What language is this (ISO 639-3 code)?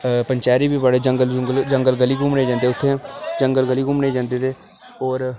doi